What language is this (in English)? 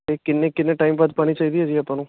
Punjabi